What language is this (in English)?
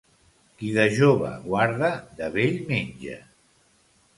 Catalan